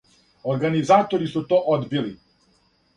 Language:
Serbian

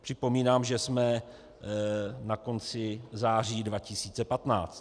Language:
Czech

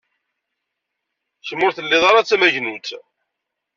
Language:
Kabyle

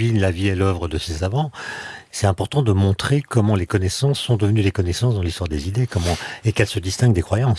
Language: French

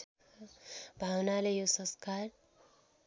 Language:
Nepali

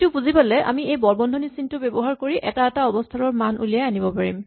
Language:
Assamese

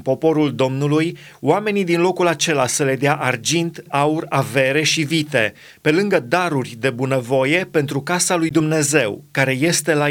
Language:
Romanian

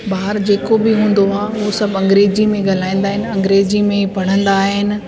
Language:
Sindhi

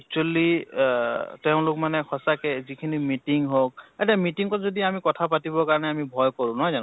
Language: Assamese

